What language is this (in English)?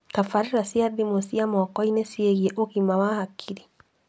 Kikuyu